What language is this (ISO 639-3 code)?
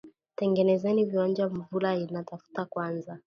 swa